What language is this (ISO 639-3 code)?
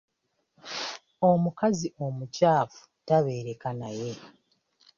lug